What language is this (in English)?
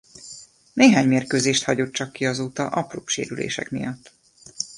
Hungarian